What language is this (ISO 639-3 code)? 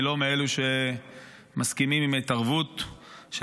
heb